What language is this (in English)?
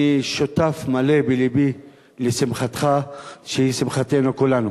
Hebrew